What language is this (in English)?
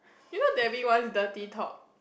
English